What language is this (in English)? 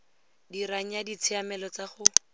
Tswana